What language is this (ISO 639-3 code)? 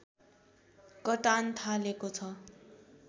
nep